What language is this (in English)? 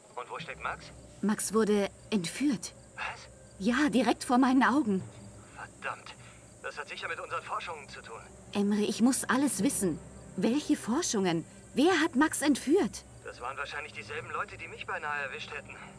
German